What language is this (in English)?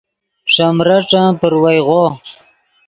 Yidgha